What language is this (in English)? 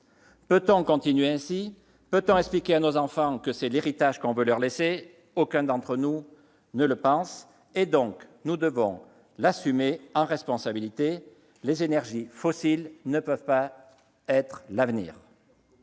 French